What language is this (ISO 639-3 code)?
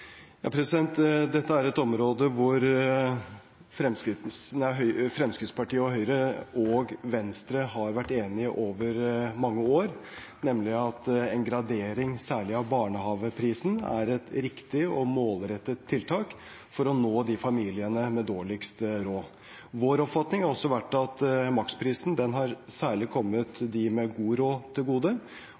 nob